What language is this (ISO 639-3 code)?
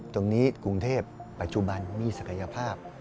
tha